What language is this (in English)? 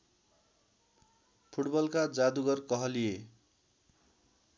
Nepali